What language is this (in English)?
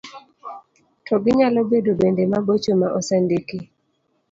Luo (Kenya and Tanzania)